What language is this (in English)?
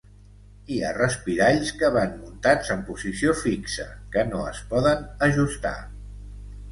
Catalan